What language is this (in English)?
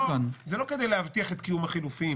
Hebrew